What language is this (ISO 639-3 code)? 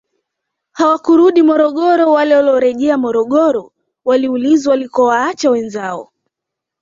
swa